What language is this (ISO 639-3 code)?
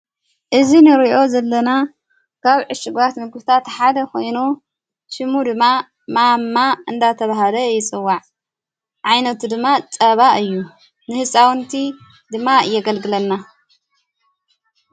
tir